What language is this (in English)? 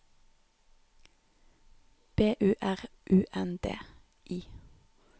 Norwegian